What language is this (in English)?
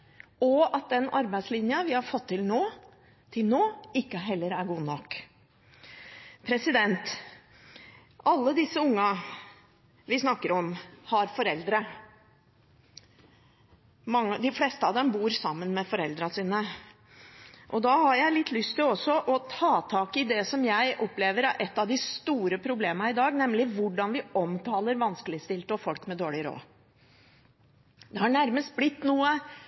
Norwegian Bokmål